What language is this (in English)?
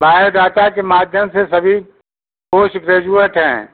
Hindi